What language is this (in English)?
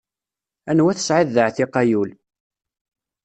Kabyle